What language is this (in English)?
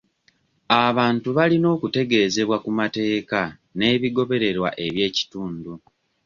Ganda